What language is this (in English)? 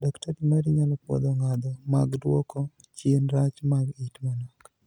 Luo (Kenya and Tanzania)